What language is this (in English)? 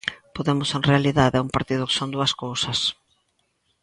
Galician